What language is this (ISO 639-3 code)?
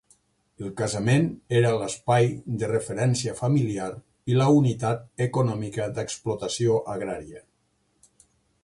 cat